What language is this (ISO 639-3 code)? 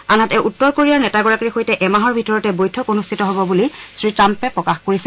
asm